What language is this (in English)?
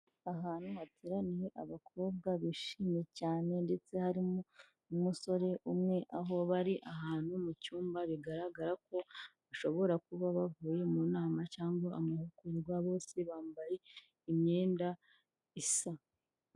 Kinyarwanda